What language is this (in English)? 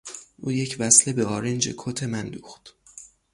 Persian